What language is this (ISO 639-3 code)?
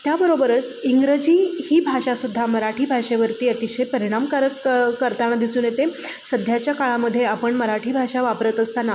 mar